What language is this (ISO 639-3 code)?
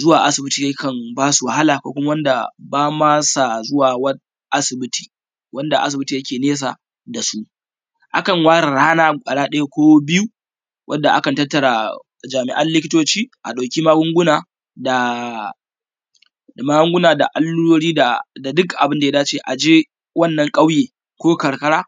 hau